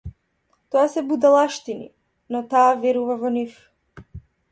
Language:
Macedonian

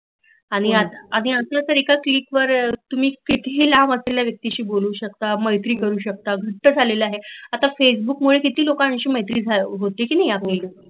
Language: Marathi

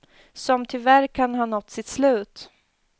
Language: Swedish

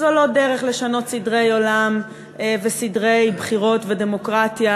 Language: Hebrew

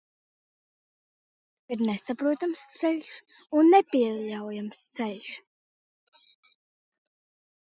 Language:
Latvian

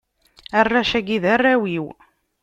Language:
Kabyle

